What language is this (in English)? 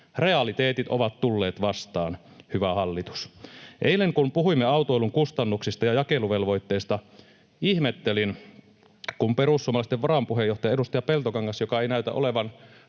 Finnish